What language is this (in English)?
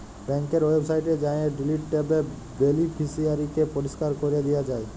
Bangla